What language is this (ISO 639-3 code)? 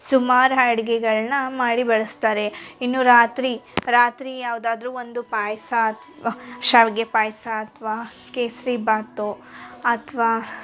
kan